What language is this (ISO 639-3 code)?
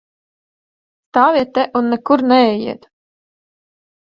lav